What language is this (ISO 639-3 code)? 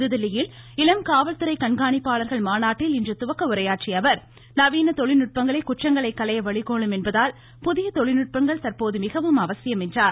tam